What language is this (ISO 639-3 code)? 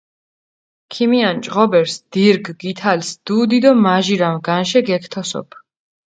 xmf